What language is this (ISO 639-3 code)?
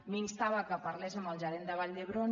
cat